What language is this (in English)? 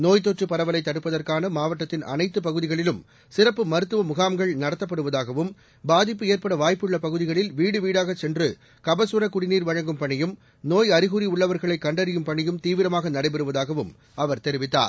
Tamil